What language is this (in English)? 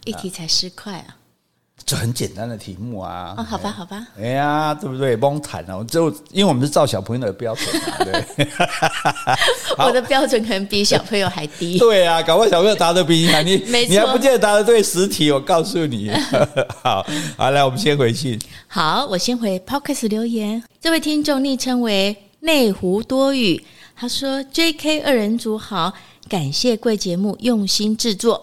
Chinese